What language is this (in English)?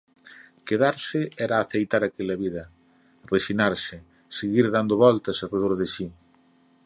Galician